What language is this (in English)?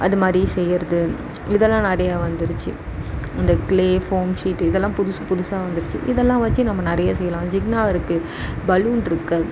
Tamil